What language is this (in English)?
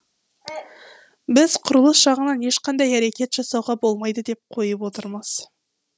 Kazakh